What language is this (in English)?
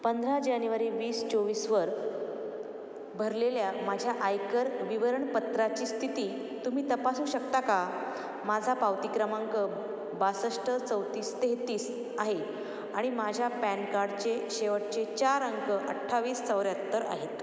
Marathi